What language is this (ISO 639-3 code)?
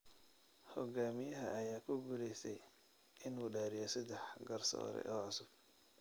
som